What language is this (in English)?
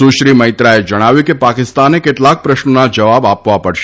Gujarati